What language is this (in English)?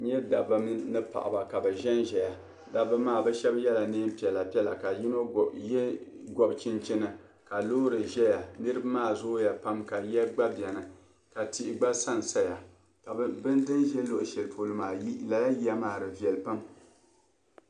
Dagbani